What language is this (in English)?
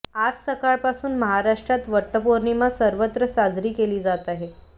Marathi